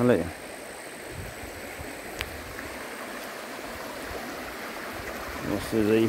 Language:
Portuguese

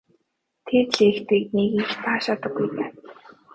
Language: Mongolian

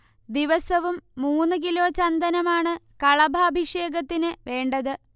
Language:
Malayalam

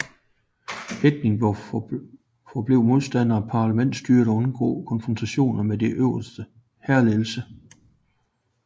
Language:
Danish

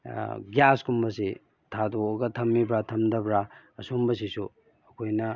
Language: Manipuri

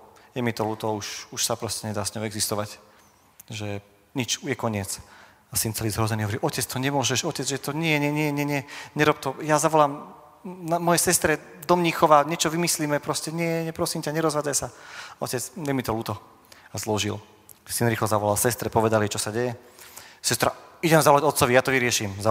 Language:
Slovak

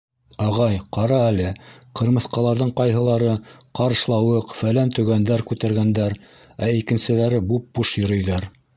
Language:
Bashkir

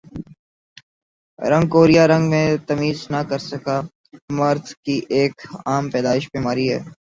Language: Urdu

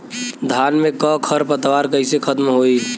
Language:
Bhojpuri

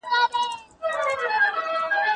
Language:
Pashto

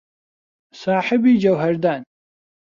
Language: Central Kurdish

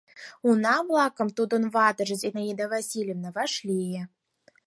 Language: Mari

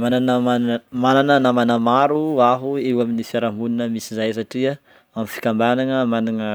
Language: Northern Betsimisaraka Malagasy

